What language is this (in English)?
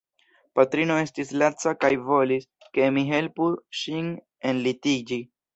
Esperanto